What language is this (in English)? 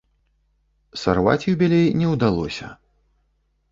Belarusian